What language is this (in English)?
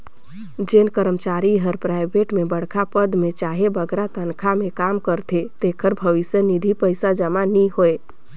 Chhattisgarhi